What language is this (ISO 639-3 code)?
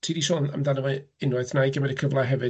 cym